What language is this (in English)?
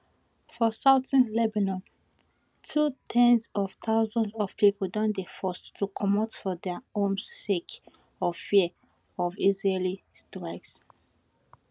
Nigerian Pidgin